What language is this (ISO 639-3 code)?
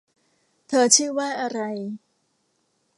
tha